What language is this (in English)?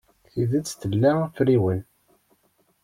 Kabyle